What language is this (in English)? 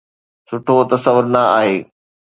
Sindhi